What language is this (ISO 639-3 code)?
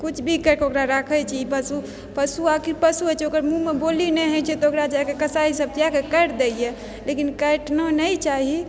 mai